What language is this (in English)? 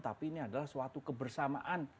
Indonesian